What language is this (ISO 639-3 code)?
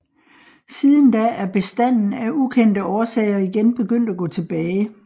dan